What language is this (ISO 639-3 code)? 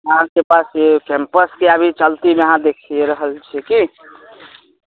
mai